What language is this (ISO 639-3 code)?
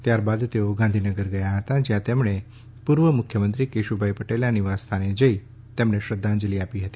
guj